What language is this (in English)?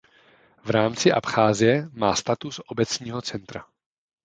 Czech